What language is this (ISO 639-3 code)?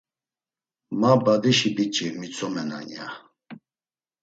lzz